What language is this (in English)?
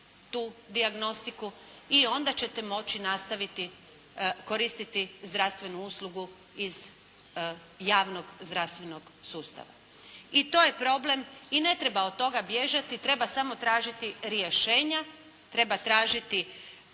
Croatian